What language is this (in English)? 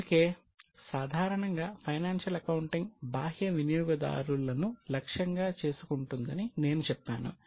Telugu